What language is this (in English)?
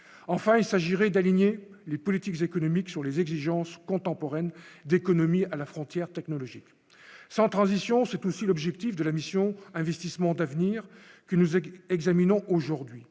French